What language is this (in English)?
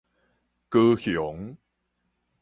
Min Nan Chinese